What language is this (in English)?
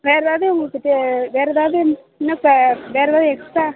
Tamil